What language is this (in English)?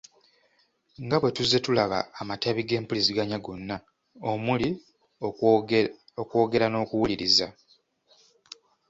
Ganda